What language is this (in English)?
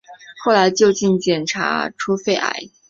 Chinese